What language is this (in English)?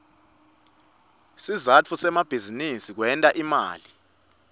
Swati